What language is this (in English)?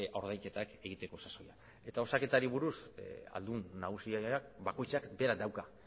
Basque